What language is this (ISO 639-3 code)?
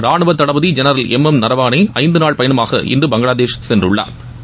tam